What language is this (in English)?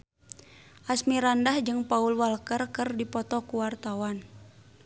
Sundanese